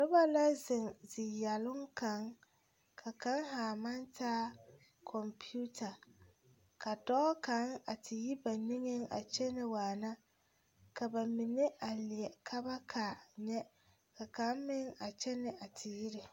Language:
Southern Dagaare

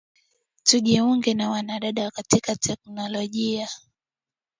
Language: Swahili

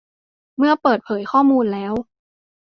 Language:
Thai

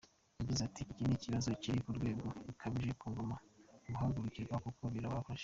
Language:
Kinyarwanda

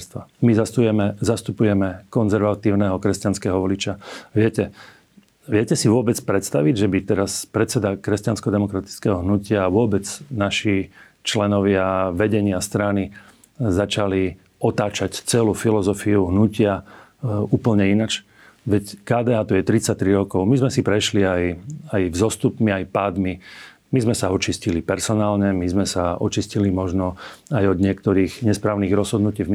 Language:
Slovak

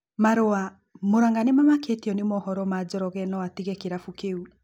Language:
Kikuyu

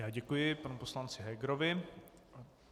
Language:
Czech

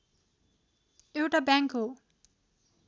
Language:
Nepali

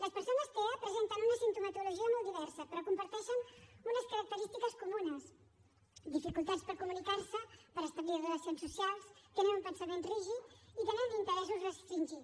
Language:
Catalan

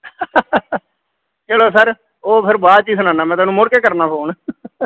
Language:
Punjabi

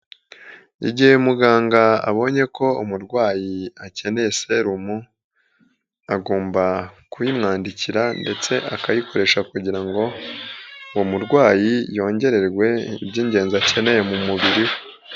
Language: Kinyarwanda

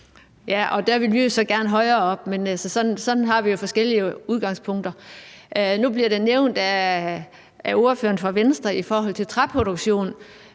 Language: Danish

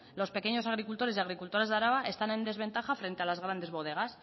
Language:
Spanish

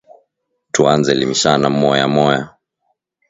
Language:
Swahili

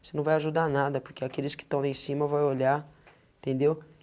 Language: Portuguese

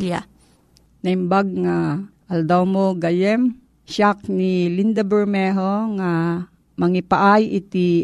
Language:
Filipino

